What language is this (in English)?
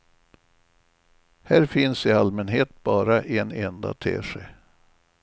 Swedish